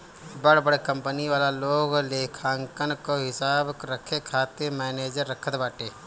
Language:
Bhojpuri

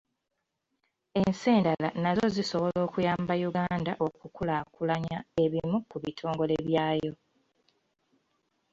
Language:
Ganda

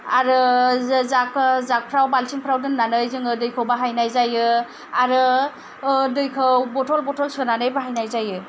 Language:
Bodo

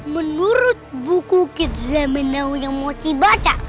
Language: Indonesian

